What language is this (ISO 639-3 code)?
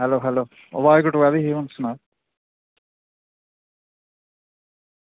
doi